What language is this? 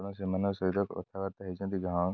Odia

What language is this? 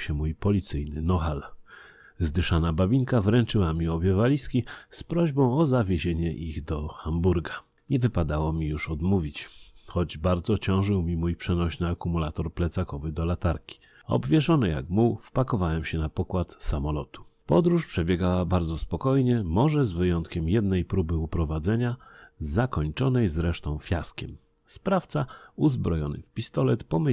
Polish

